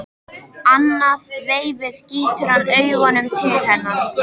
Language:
Icelandic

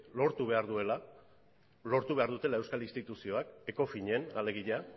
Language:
Basque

